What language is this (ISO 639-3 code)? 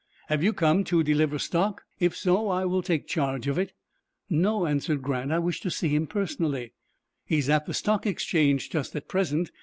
eng